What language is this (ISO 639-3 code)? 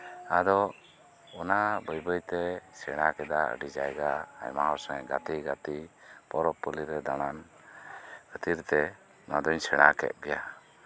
sat